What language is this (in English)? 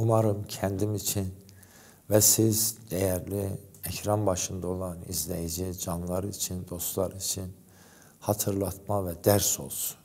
Turkish